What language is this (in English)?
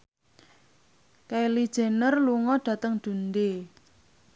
Javanese